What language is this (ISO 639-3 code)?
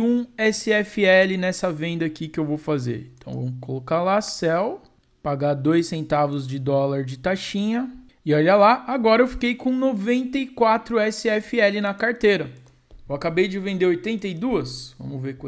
por